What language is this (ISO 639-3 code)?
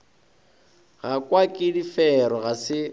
nso